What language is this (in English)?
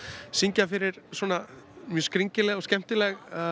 Icelandic